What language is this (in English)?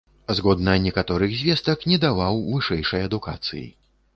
Belarusian